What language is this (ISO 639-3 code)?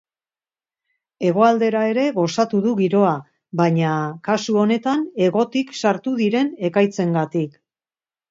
eus